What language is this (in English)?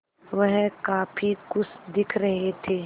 Hindi